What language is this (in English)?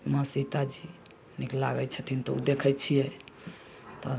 Maithili